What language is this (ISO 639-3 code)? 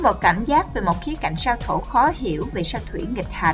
vie